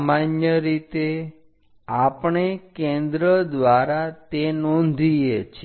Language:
Gujarati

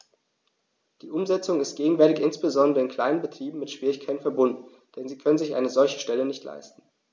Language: German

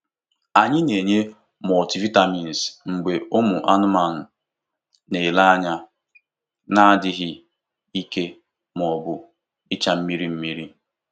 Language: Igbo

